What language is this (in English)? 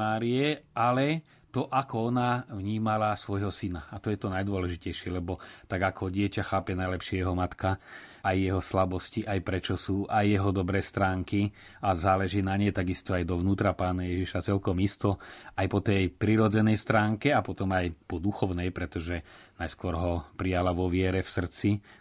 Slovak